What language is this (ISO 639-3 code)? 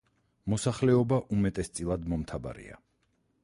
kat